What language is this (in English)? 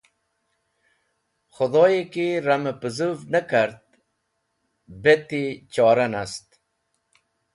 Wakhi